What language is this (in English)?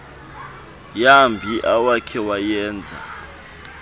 Xhosa